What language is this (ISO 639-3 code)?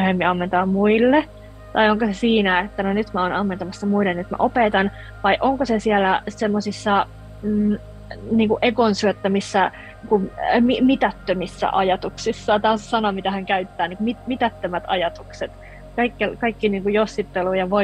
fin